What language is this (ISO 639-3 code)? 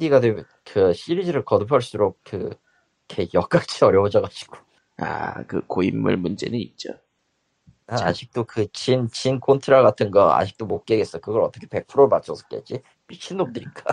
kor